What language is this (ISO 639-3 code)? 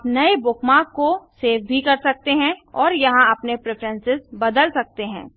hin